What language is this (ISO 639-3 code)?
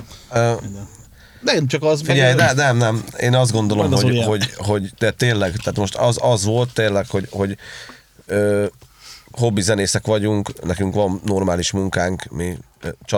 hun